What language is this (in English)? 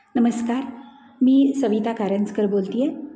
Marathi